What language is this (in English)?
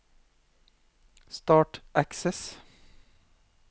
Norwegian